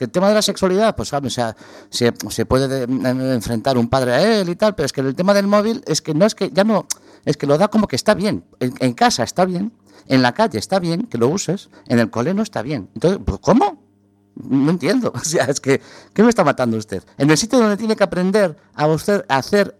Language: Spanish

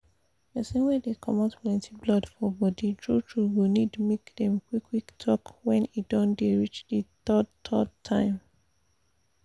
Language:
Nigerian Pidgin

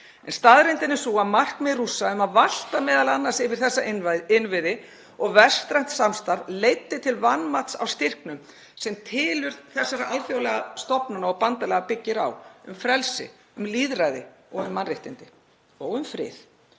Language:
Icelandic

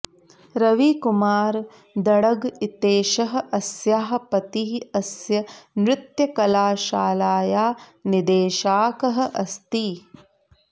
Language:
Sanskrit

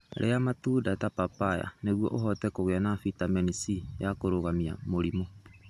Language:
Kikuyu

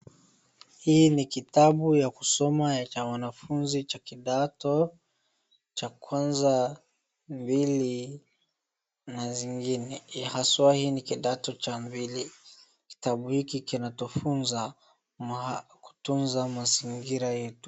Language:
Swahili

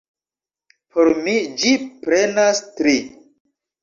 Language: Esperanto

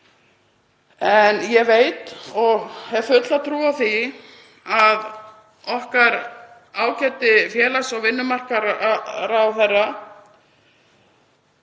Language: Icelandic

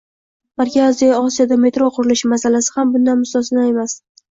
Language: Uzbek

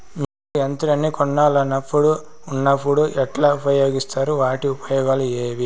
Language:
Telugu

